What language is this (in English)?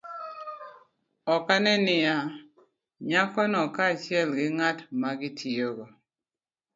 Luo (Kenya and Tanzania)